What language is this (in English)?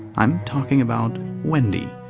English